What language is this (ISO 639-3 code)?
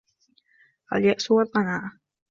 ara